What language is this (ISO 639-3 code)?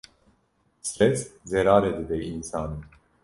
kur